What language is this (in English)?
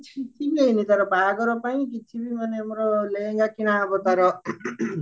Odia